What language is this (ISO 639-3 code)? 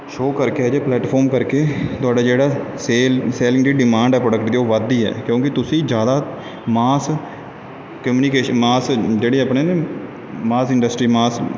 pan